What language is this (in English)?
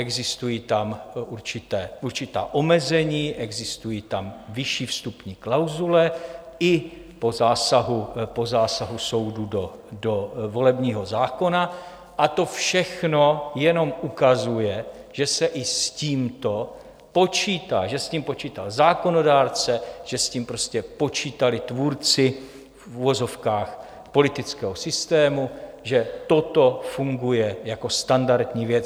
Czech